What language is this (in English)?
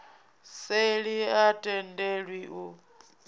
Venda